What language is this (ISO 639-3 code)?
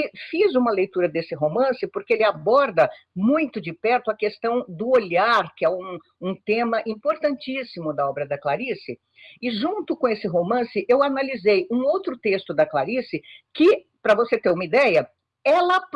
por